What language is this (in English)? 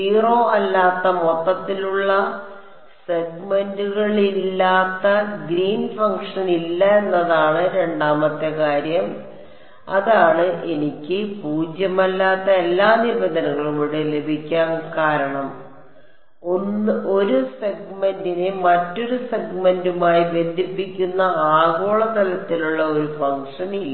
Malayalam